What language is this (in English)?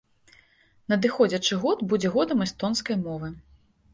Belarusian